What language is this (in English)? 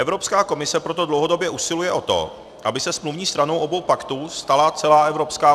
Czech